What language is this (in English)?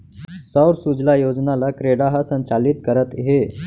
Chhattisgarhi